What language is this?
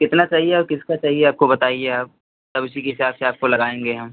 Hindi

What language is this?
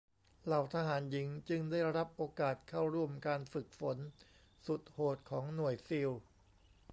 Thai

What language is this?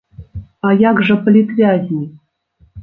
Belarusian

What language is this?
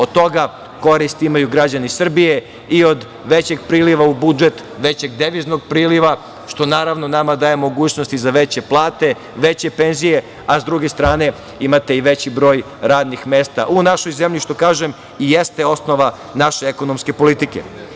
Serbian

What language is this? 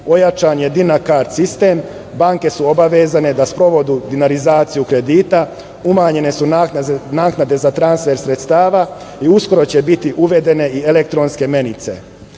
Serbian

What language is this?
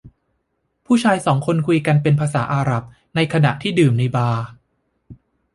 Thai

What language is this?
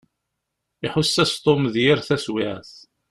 Kabyle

